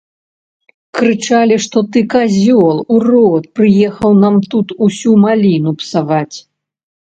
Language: Belarusian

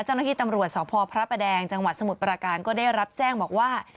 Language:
Thai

